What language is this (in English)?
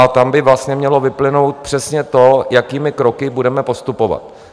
Czech